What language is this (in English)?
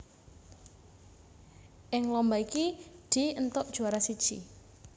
Javanese